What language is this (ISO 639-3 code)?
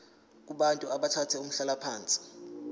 zul